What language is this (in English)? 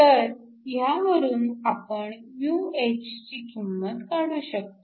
Marathi